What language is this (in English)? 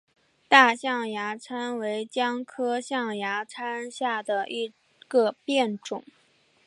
Chinese